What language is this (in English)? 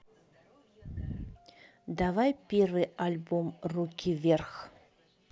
Russian